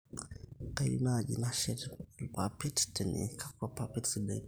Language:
Masai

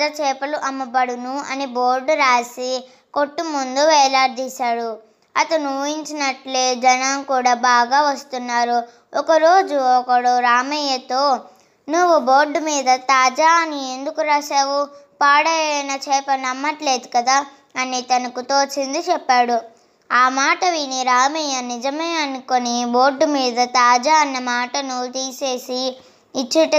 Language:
Telugu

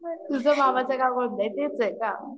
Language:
Marathi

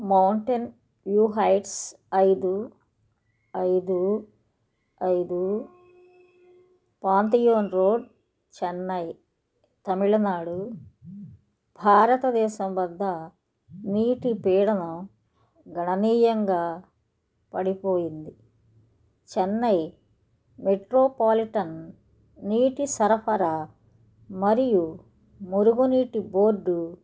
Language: Telugu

